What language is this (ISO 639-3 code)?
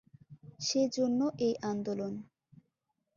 ben